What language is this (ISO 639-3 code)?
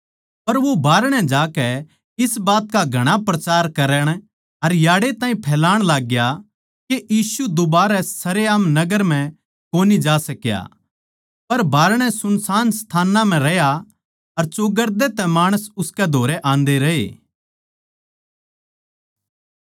bgc